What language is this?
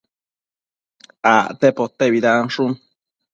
Matsés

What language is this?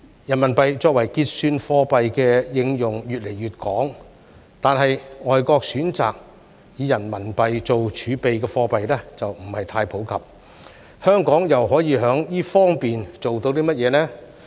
Cantonese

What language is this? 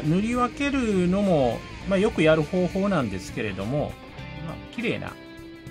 Japanese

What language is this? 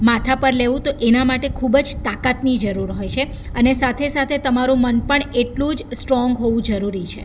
Gujarati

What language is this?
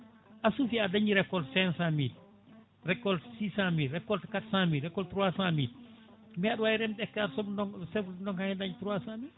Fula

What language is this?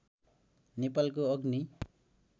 Nepali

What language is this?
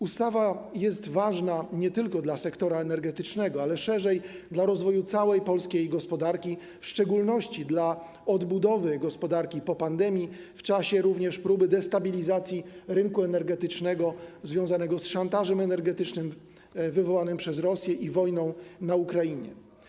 Polish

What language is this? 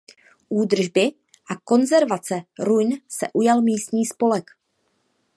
Czech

